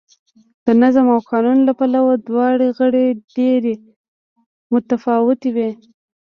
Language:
Pashto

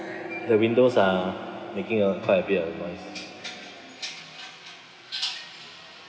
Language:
English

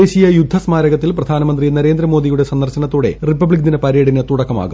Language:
Malayalam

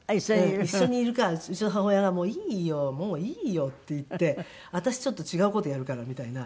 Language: Japanese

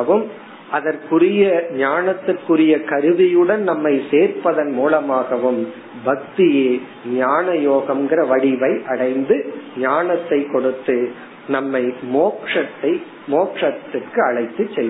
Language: Tamil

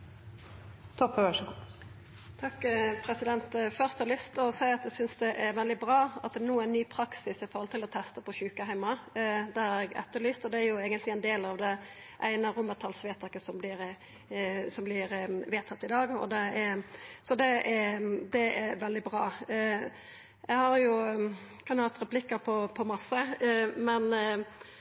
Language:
Norwegian Nynorsk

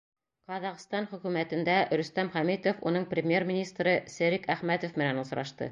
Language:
Bashkir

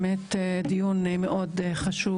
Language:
Hebrew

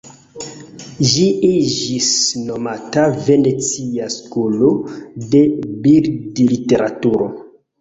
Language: Esperanto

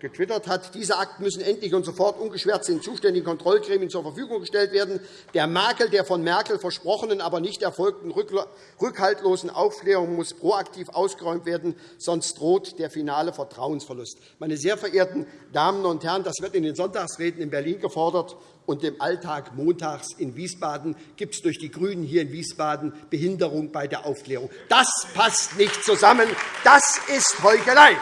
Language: German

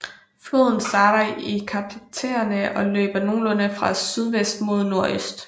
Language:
Danish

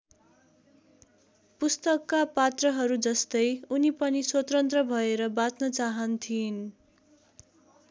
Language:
Nepali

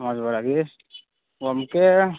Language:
Santali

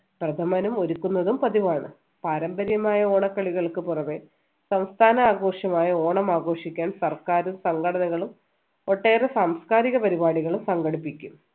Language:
Malayalam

